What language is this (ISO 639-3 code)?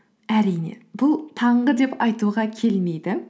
kaz